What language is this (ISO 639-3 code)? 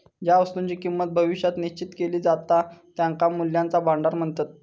mar